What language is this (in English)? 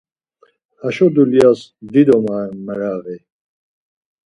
Laz